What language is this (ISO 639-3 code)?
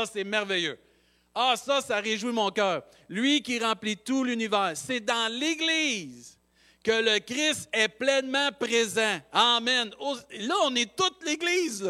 fra